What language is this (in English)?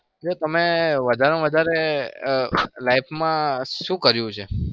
Gujarati